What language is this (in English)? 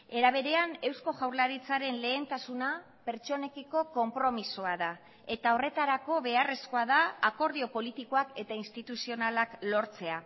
Basque